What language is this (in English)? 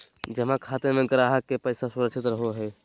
Magahi